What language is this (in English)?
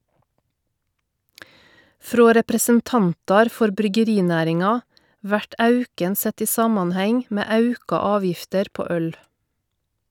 Norwegian